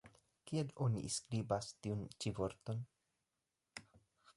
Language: Esperanto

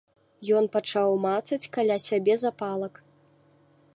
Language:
Belarusian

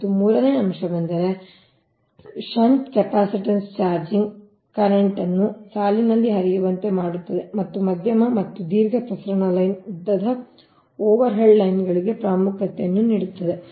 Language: Kannada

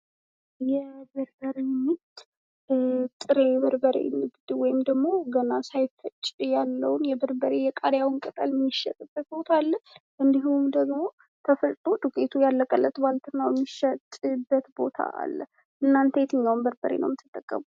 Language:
Amharic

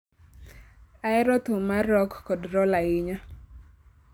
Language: Luo (Kenya and Tanzania)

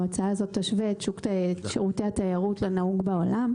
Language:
Hebrew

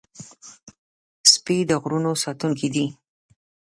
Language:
Pashto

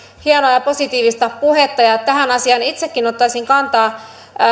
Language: Finnish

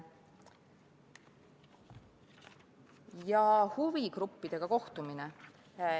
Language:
Estonian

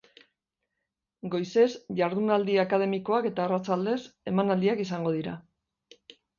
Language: Basque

